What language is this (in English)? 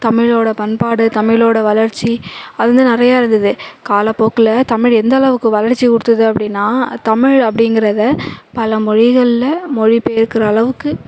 Tamil